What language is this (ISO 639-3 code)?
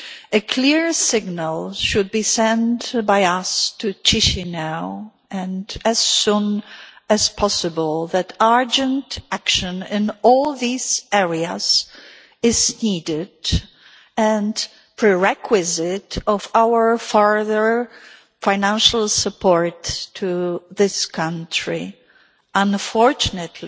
eng